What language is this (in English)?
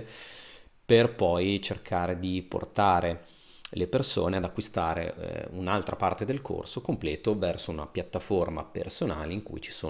Italian